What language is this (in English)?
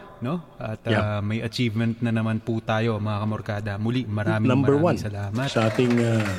Filipino